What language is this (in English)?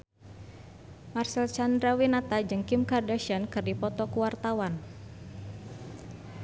Sundanese